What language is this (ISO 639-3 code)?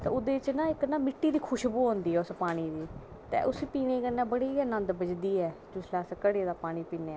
doi